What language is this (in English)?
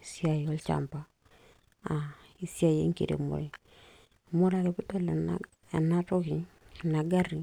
Masai